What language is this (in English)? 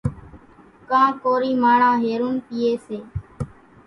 Kachi Koli